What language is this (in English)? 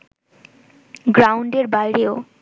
Bangla